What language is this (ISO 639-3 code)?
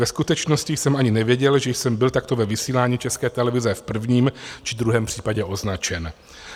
ces